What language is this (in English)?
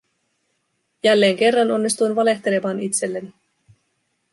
Finnish